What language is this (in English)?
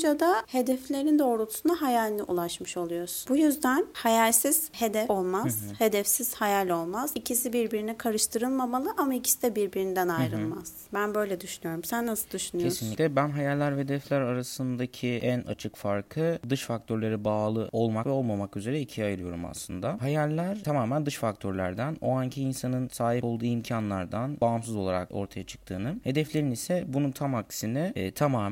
Turkish